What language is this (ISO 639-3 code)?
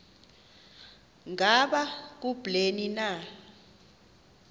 xho